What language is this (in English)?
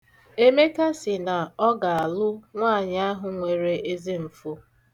Igbo